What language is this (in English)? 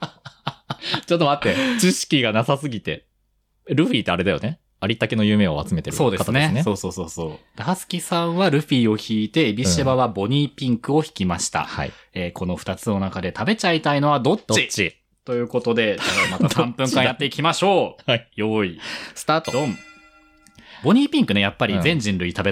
Japanese